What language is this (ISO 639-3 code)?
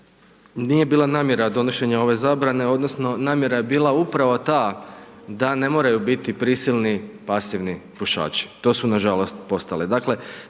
hrv